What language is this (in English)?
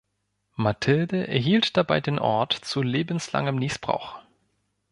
German